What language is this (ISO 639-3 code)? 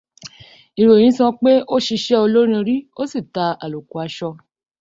yor